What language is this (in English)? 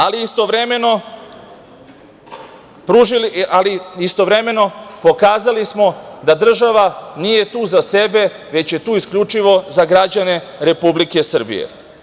Serbian